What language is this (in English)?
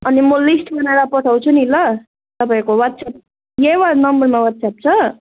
Nepali